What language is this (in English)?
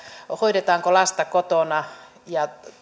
Finnish